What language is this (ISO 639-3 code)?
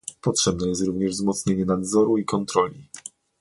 pol